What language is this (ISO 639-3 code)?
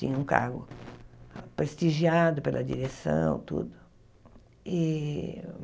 por